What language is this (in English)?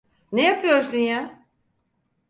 Turkish